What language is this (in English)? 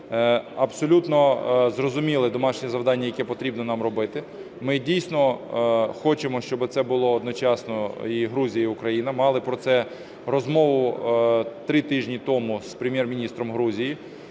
Ukrainian